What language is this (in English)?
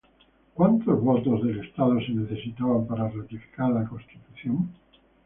Spanish